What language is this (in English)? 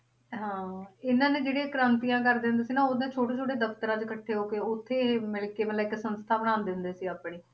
Punjabi